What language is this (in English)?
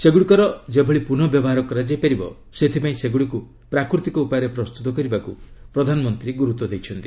Odia